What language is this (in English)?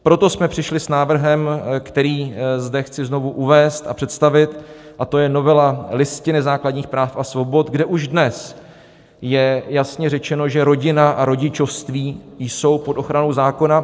Czech